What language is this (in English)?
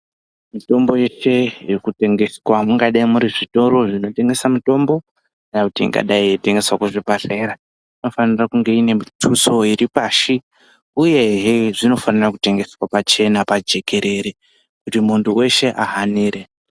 Ndau